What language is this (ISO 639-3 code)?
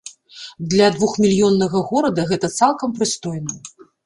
bel